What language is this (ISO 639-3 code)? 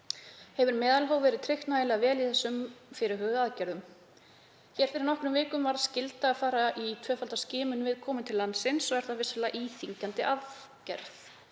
isl